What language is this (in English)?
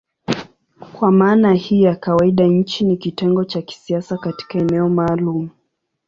Swahili